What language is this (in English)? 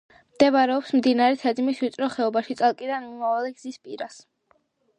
Georgian